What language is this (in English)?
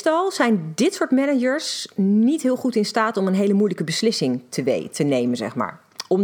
Dutch